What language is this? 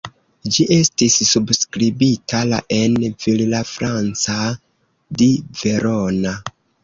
Esperanto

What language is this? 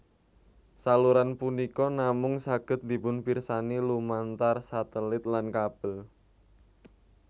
Javanese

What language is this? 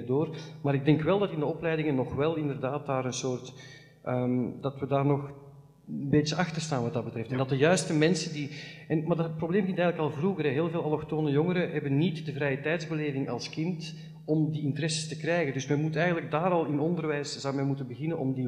Dutch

